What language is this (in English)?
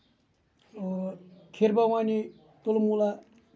Kashmiri